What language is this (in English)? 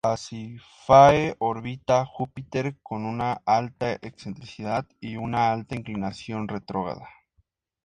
Spanish